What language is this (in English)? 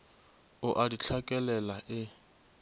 Northern Sotho